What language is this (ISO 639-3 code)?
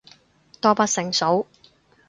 yue